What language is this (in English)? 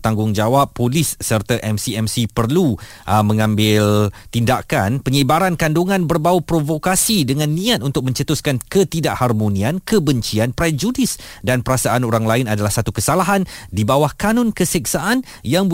Malay